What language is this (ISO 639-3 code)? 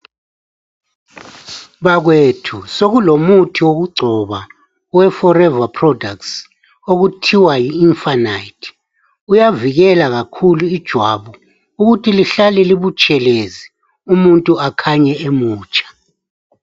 nde